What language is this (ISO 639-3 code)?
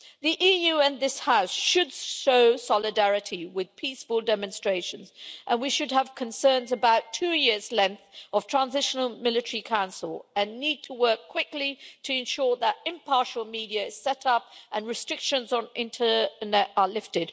eng